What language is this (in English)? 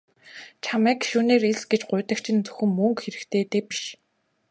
Mongolian